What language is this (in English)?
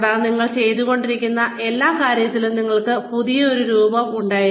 Malayalam